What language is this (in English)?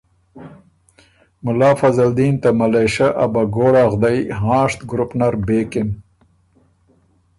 Ormuri